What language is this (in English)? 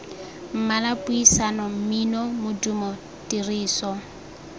Tswana